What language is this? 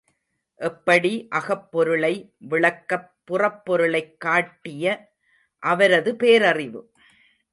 Tamil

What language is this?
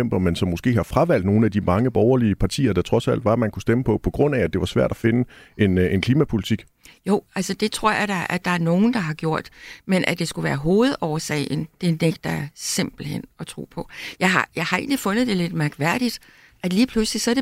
Danish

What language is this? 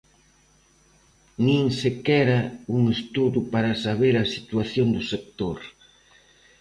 Galician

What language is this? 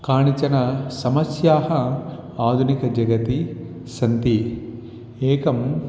Sanskrit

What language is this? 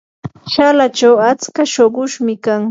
Yanahuanca Pasco Quechua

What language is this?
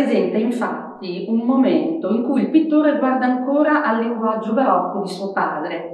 Italian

